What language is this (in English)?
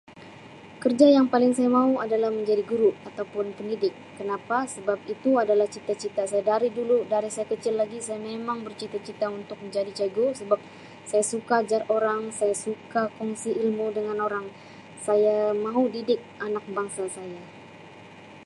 Sabah Malay